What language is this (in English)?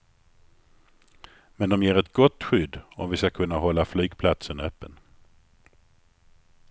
Swedish